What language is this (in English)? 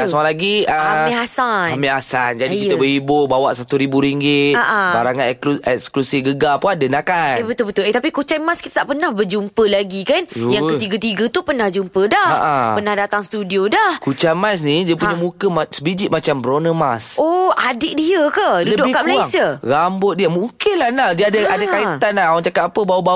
Malay